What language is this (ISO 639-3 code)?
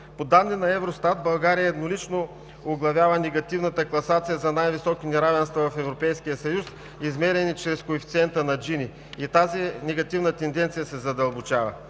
bul